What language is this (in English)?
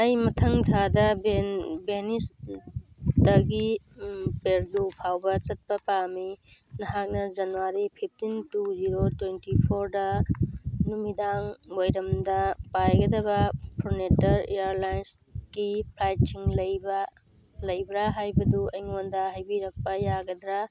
Manipuri